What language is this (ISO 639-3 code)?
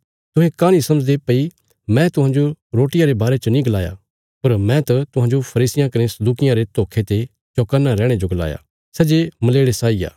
kfs